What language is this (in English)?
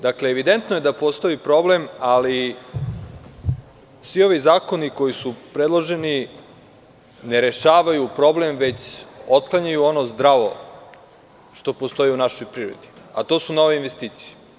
Serbian